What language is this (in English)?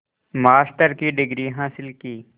Hindi